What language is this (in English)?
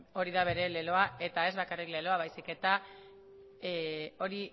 Basque